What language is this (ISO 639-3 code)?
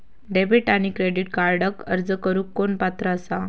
mar